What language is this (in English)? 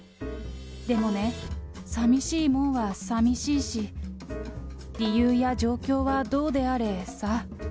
Japanese